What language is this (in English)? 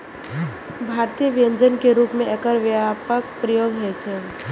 Maithili